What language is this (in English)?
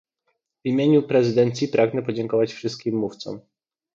Polish